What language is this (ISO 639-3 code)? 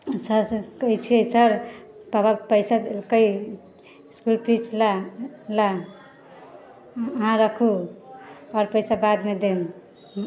mai